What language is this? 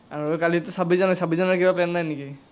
Assamese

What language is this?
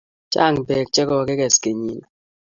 Kalenjin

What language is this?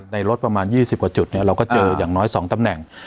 Thai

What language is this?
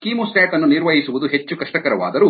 Kannada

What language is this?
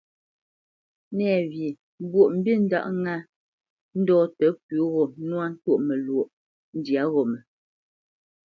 Bamenyam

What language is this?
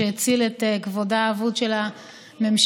Hebrew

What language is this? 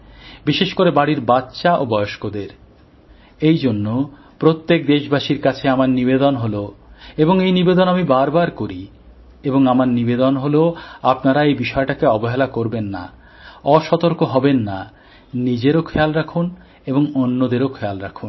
Bangla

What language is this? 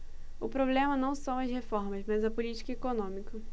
Portuguese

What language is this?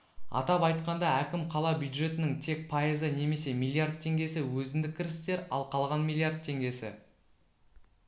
Kazakh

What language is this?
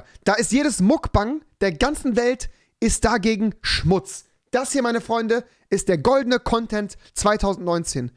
German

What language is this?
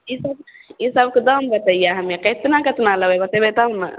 Maithili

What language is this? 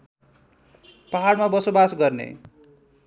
Nepali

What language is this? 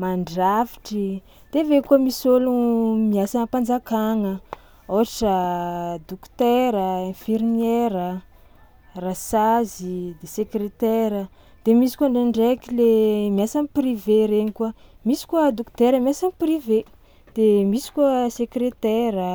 Tsimihety Malagasy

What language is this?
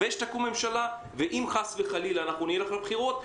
Hebrew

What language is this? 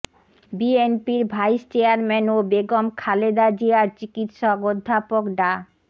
Bangla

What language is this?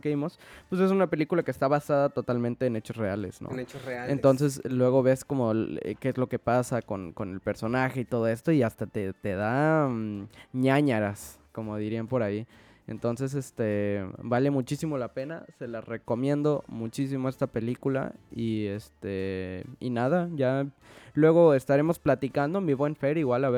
Spanish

